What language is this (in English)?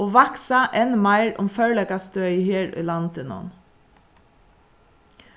Faroese